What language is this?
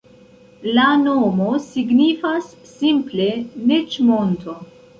Esperanto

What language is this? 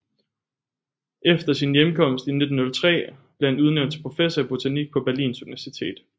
Danish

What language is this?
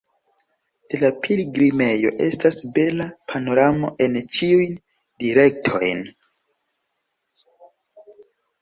Esperanto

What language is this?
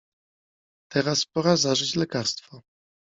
Polish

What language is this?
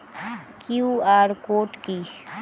Bangla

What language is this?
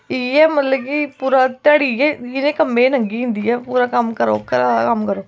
Dogri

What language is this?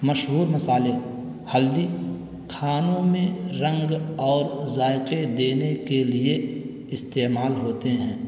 Urdu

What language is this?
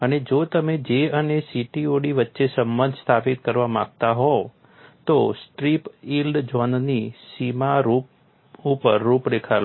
Gujarati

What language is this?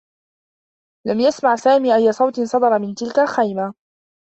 Arabic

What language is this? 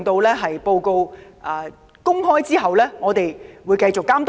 Cantonese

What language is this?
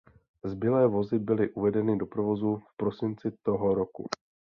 Czech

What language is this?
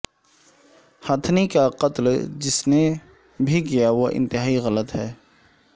Urdu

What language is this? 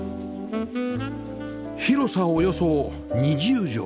Japanese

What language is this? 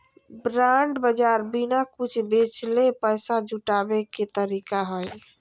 Magahi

